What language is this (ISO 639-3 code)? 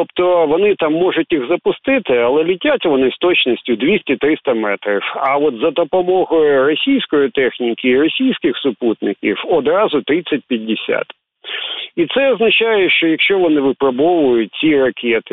ukr